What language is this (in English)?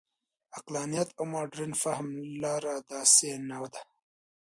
Pashto